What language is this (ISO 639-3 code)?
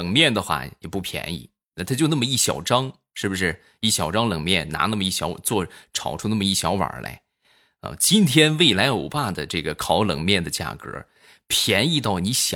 zho